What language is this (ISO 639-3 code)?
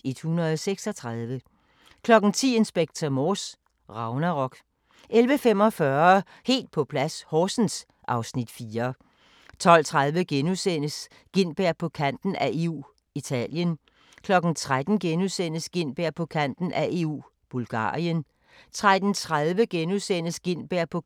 dan